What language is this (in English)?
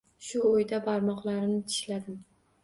Uzbek